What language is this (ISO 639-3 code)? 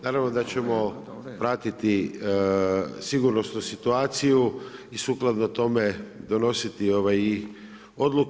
hrv